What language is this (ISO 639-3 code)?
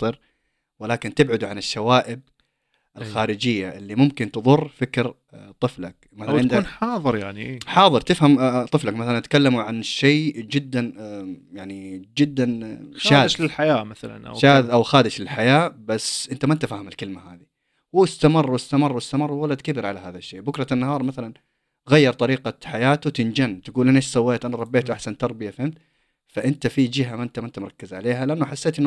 ara